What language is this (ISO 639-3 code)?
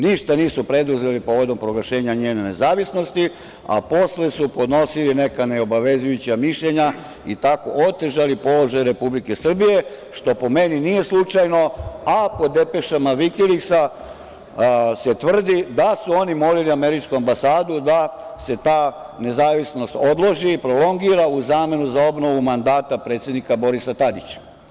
srp